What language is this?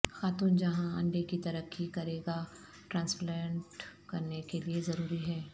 Urdu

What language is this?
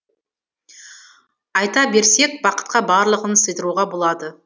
Kazakh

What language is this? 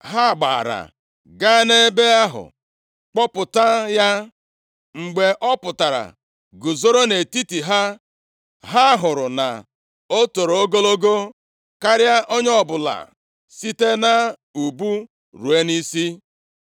Igbo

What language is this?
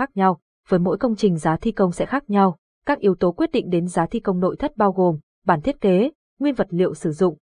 Vietnamese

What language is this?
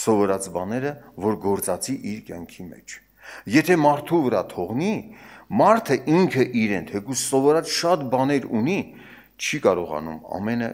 Turkish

